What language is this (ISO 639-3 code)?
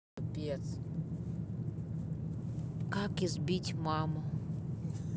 rus